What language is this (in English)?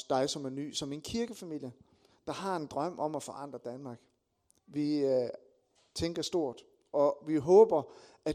Danish